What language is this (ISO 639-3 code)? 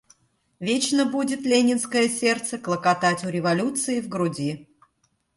rus